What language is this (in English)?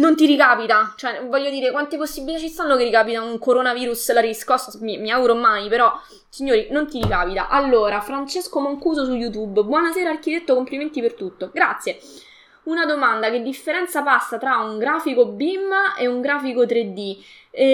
Italian